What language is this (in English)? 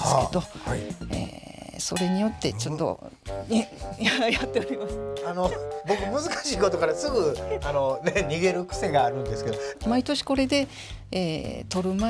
Japanese